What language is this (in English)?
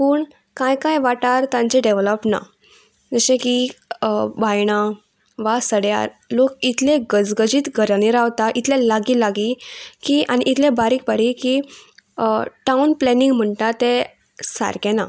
Konkani